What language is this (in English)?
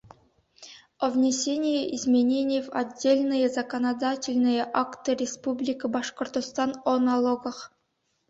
Bashkir